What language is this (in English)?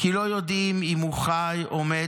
Hebrew